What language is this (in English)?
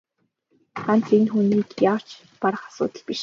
Mongolian